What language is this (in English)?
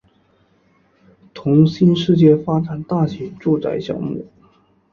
Chinese